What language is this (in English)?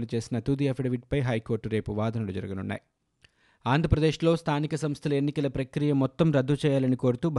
Telugu